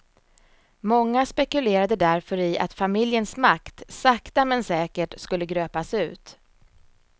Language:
Swedish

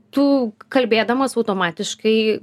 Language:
Lithuanian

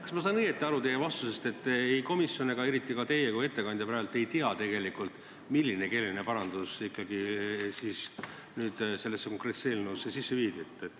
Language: Estonian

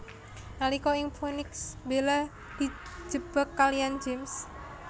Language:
Javanese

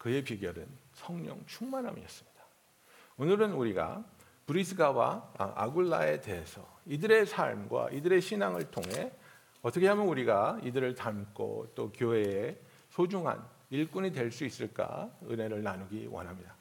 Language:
Korean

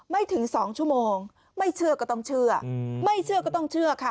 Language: Thai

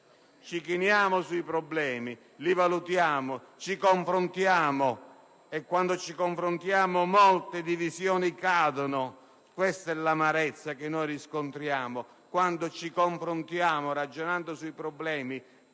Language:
Italian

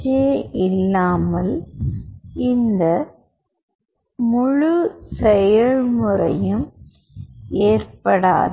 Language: Tamil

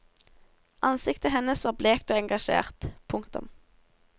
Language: Norwegian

